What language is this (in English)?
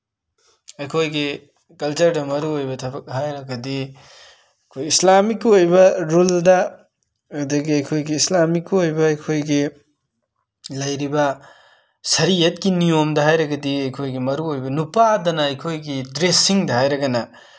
Manipuri